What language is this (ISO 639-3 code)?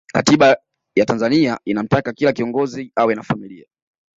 swa